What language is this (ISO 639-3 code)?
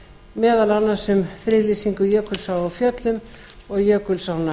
isl